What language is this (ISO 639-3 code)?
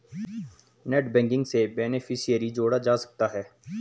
hin